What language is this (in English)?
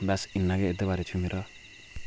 Dogri